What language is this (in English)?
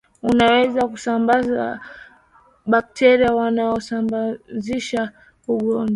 Swahili